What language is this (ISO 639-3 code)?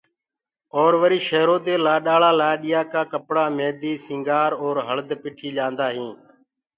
ggg